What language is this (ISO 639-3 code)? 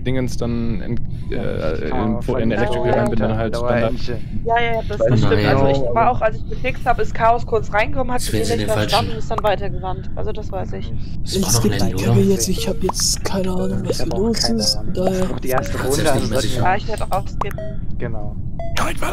deu